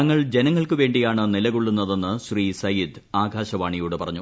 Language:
Malayalam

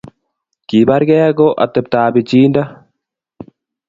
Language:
Kalenjin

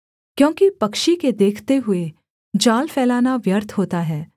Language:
Hindi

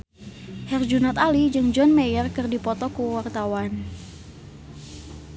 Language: Sundanese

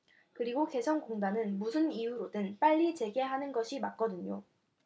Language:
Korean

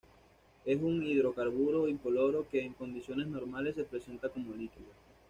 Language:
Spanish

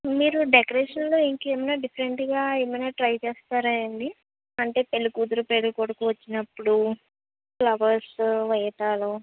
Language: Telugu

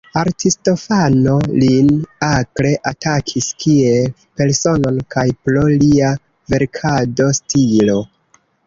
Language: Esperanto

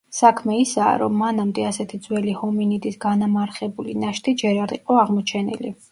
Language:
Georgian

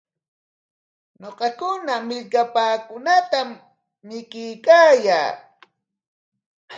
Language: Corongo Ancash Quechua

